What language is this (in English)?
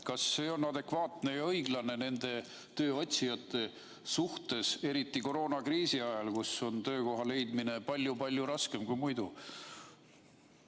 Estonian